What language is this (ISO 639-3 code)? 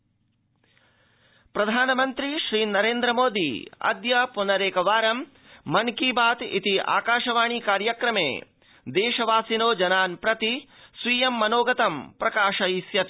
san